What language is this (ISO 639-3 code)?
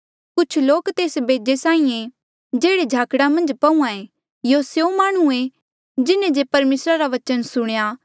mjl